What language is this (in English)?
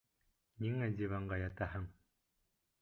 Bashkir